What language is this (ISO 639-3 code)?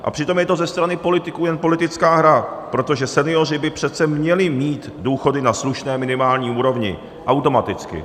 ces